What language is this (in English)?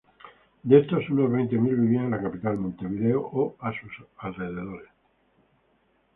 Spanish